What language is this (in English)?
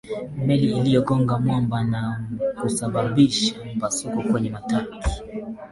Swahili